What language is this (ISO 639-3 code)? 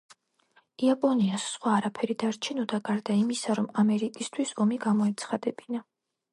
kat